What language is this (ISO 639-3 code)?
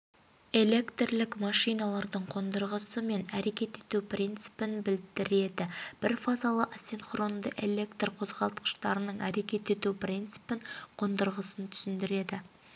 kaz